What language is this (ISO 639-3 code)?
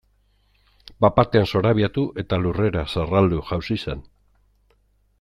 eus